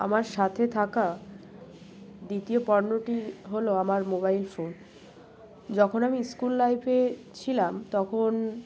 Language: Bangla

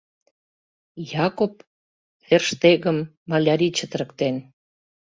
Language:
Mari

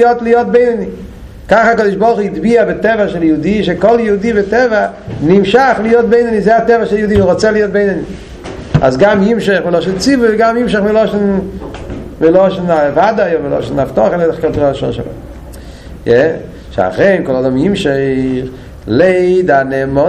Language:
Hebrew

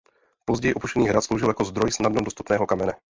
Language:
Czech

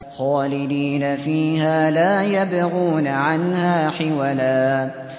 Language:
Arabic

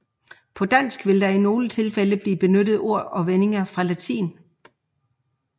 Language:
Danish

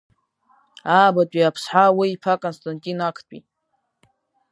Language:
Abkhazian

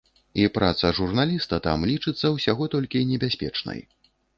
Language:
Belarusian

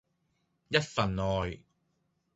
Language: Cantonese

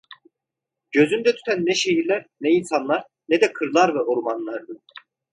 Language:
Turkish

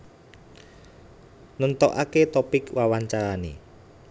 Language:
Javanese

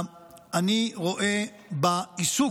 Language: Hebrew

